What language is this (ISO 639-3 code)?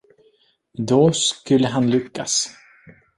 swe